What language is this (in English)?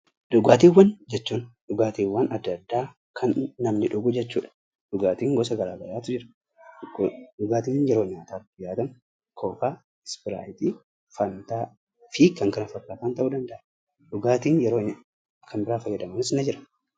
Oromo